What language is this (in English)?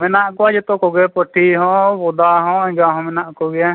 Santali